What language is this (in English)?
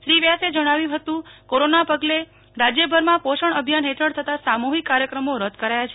Gujarati